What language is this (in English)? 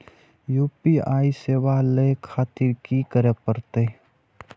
Maithili